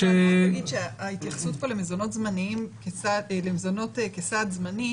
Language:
Hebrew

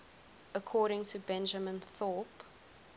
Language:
English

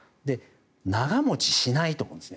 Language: Japanese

